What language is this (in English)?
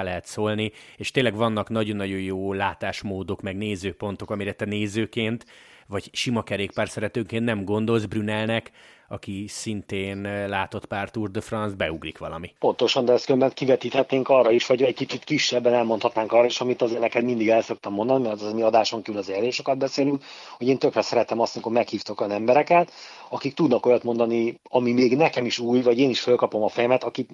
Hungarian